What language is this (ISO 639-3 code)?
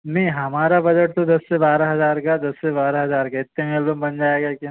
hin